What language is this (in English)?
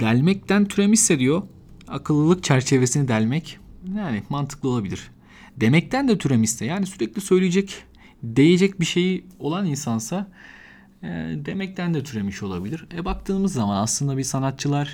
Turkish